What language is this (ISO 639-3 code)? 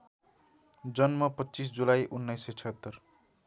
nep